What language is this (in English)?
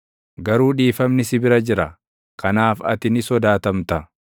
Oromo